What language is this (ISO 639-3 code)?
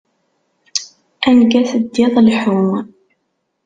kab